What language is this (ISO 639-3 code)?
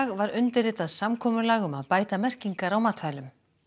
isl